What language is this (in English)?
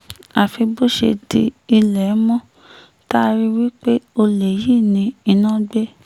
Yoruba